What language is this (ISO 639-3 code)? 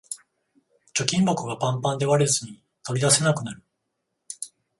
jpn